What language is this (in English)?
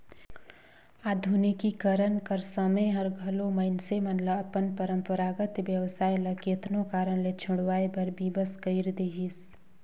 Chhattisgarhi